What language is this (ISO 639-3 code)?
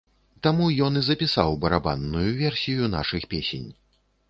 bel